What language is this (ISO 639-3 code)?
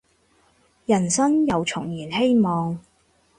yue